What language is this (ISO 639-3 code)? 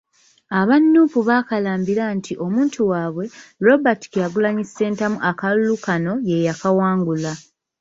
lug